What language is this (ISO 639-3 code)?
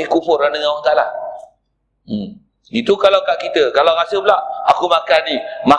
msa